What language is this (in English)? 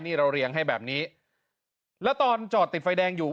Thai